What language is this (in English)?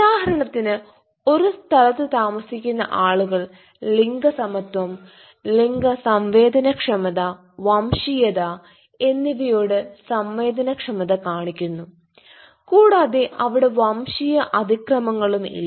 Malayalam